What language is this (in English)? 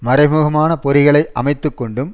Tamil